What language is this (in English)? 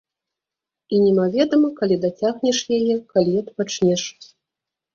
Belarusian